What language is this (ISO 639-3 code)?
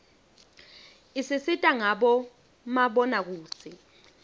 ssw